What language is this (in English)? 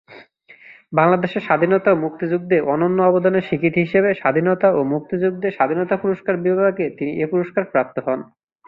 Bangla